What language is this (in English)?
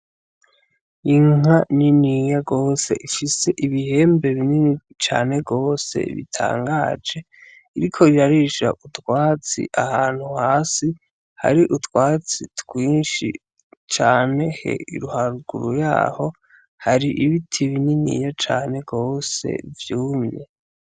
Rundi